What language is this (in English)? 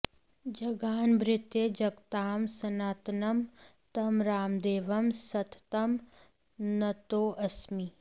Sanskrit